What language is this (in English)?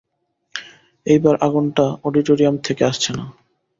Bangla